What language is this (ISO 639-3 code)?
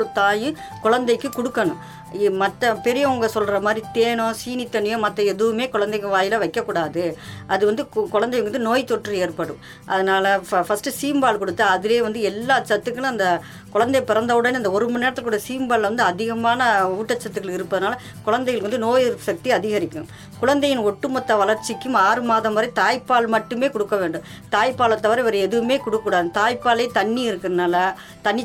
tam